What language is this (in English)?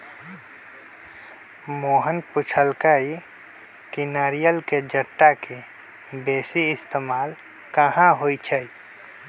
Magahi